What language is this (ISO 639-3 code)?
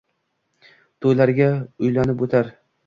uzb